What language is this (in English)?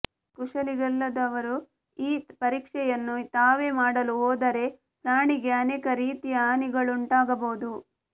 Kannada